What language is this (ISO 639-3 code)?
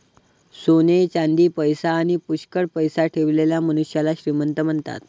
mar